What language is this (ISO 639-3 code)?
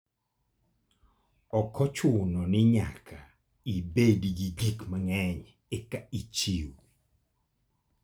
luo